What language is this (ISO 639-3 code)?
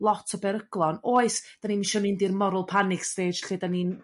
cym